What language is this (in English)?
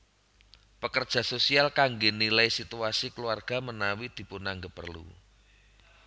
Javanese